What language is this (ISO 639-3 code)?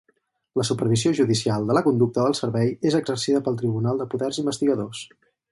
cat